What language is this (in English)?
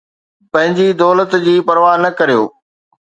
Sindhi